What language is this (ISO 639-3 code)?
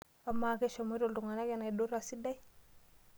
mas